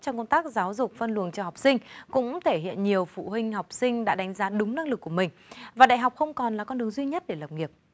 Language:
Vietnamese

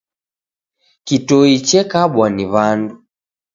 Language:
Taita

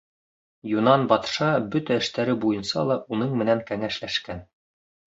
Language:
Bashkir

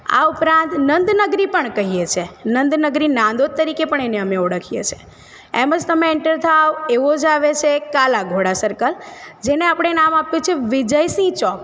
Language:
Gujarati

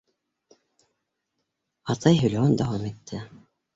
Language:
Bashkir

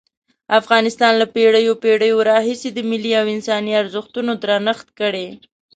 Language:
Pashto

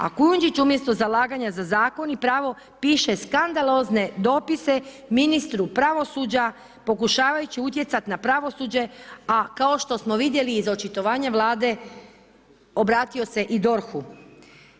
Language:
Croatian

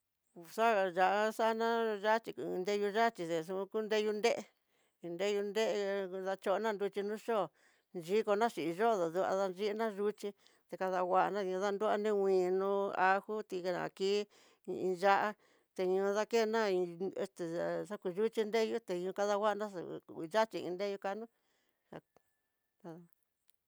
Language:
Tidaá Mixtec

